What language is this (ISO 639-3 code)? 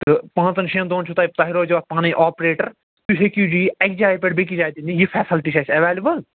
kas